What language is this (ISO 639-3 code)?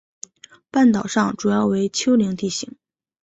zho